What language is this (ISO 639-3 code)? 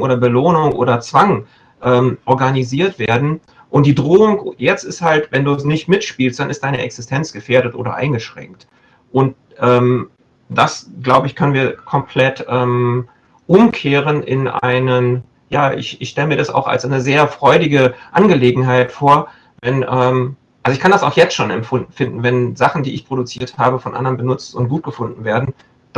deu